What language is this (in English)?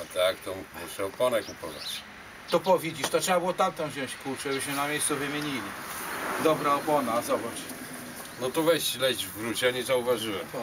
Polish